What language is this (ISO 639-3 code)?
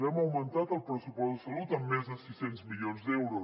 cat